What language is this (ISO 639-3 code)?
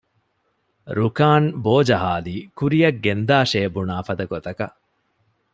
div